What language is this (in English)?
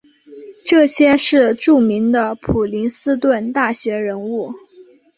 Chinese